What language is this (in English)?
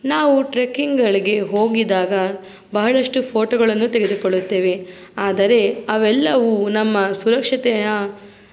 Kannada